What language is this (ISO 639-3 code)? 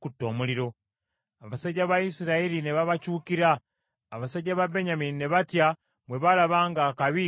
lug